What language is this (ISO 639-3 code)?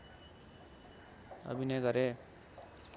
nep